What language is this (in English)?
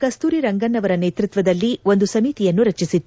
Kannada